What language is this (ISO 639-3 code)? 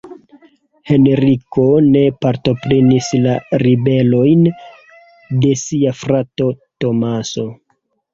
epo